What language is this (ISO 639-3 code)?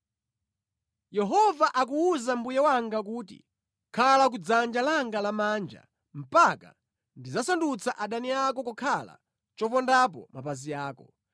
nya